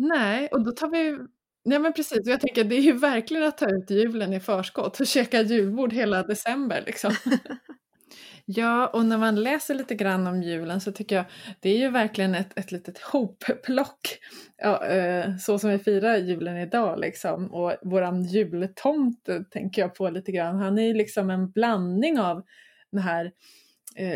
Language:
Swedish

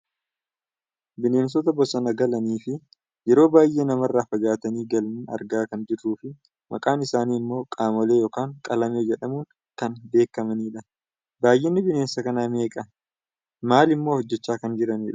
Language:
Oromo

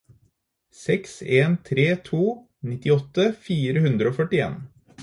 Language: Norwegian Bokmål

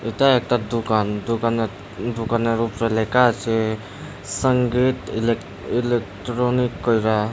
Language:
Bangla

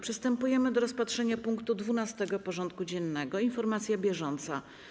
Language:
Polish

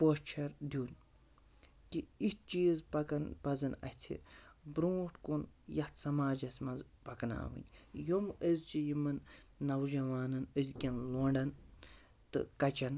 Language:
Kashmiri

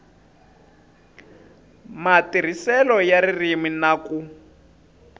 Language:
Tsonga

